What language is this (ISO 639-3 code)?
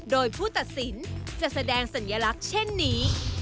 tha